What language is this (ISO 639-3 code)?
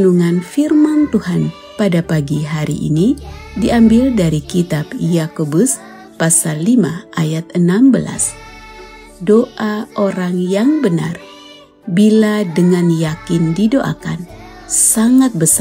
ind